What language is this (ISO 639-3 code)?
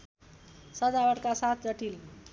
nep